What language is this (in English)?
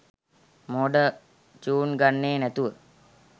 Sinhala